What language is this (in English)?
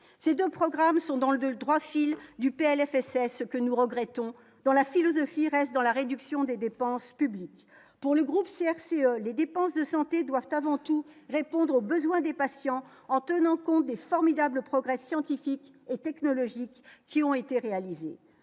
French